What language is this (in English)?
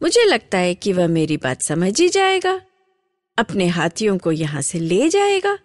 Hindi